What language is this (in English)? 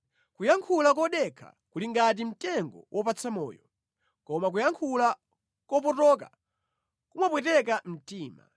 Nyanja